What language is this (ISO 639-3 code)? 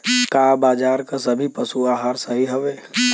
bho